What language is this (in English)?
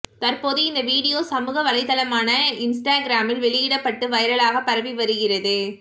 Tamil